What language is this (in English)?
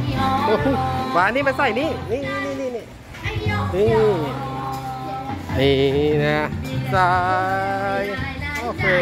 Thai